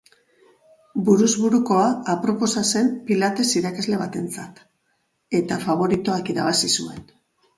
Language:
Basque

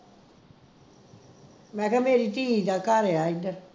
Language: Punjabi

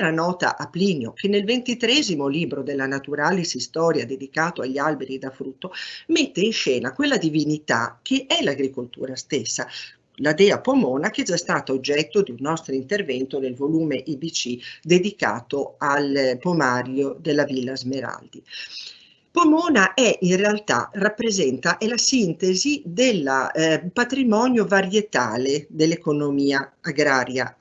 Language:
Italian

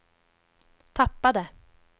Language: Swedish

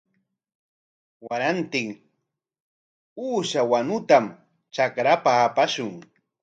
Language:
Corongo Ancash Quechua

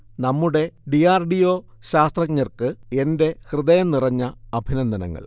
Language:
Malayalam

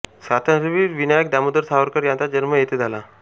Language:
Marathi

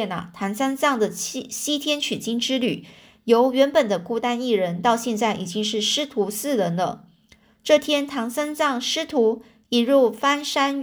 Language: Chinese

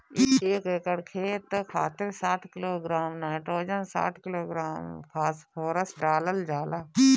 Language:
Bhojpuri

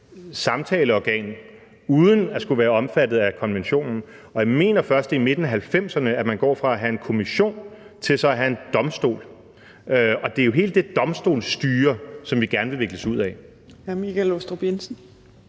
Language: Danish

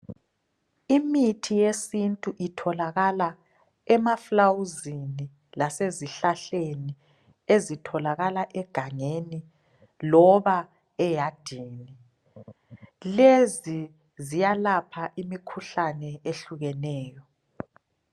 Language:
North Ndebele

